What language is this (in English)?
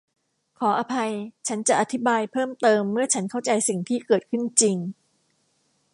Thai